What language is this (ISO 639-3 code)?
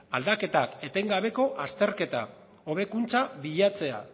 eus